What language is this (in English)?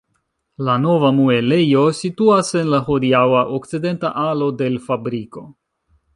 Esperanto